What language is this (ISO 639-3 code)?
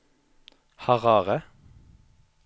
nor